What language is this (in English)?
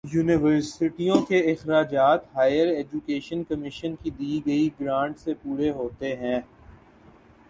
Urdu